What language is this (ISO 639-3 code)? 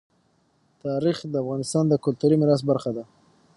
pus